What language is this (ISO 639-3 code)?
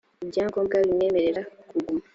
kin